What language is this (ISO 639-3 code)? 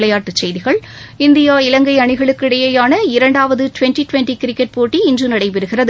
tam